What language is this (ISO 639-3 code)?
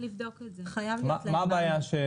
heb